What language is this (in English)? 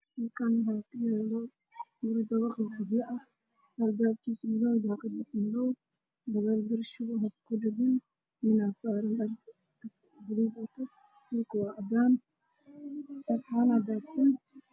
Somali